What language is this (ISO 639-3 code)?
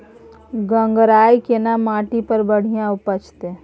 mai